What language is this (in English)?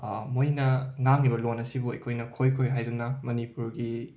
Manipuri